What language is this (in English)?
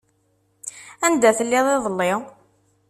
Kabyle